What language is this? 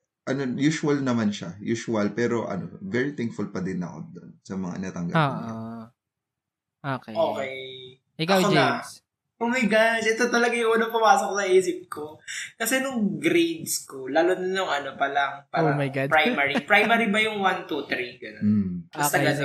Filipino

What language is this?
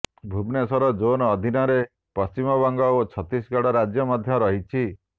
Odia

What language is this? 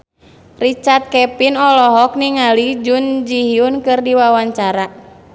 Sundanese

